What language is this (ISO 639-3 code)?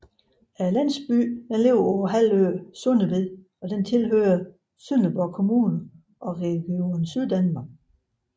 dan